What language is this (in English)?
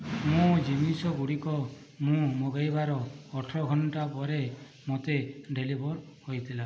Odia